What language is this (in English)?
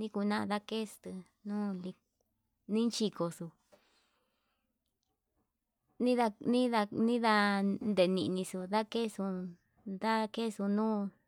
Yutanduchi Mixtec